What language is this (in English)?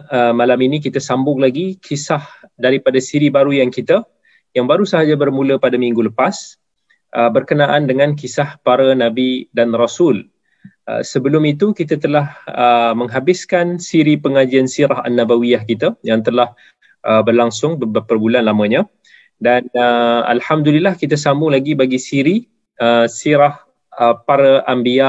Malay